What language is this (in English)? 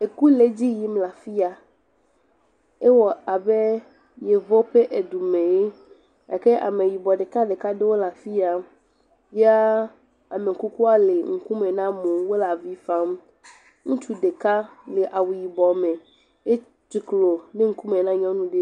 Ewe